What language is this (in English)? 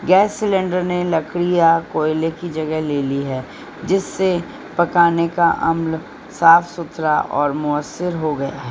Urdu